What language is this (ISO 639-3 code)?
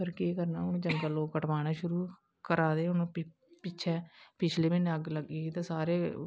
doi